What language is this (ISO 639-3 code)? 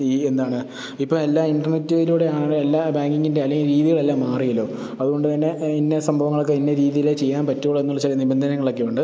mal